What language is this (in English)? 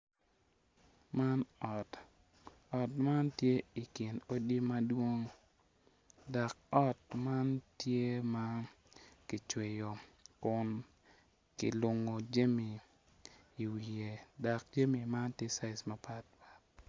Acoli